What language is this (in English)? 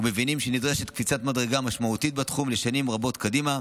Hebrew